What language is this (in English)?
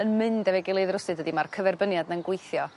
Welsh